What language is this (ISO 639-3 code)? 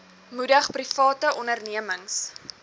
afr